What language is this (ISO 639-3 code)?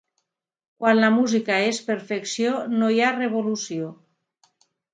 cat